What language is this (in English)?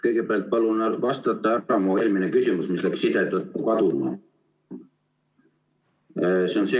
Estonian